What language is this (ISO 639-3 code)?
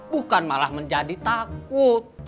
ind